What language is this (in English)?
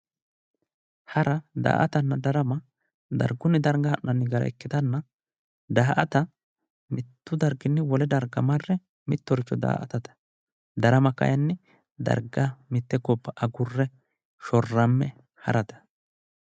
Sidamo